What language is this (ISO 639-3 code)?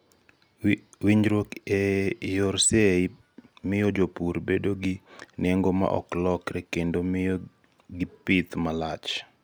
luo